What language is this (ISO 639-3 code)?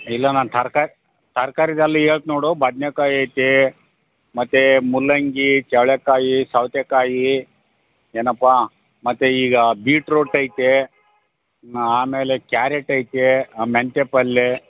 kan